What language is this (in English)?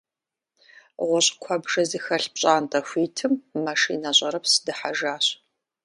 Kabardian